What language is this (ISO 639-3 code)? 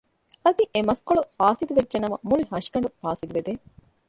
div